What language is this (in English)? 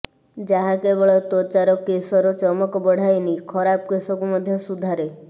Odia